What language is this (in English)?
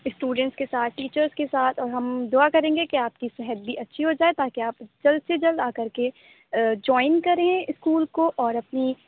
Urdu